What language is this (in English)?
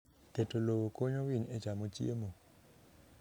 Luo (Kenya and Tanzania)